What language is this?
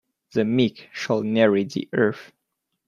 English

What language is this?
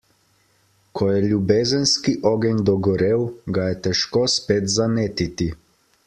Slovenian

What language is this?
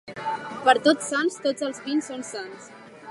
Catalan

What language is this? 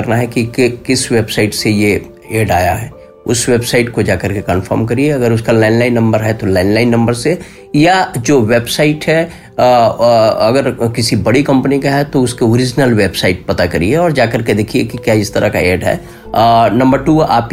Hindi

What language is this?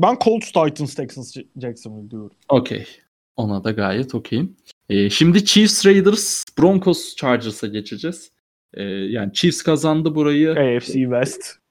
Turkish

